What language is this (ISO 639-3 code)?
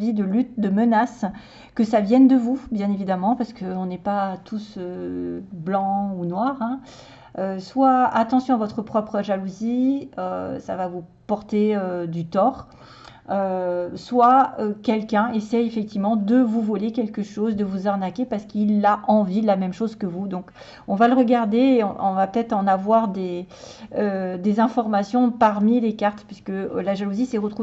fra